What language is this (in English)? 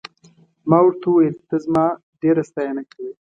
Pashto